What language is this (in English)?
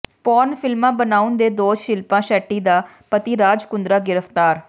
Punjabi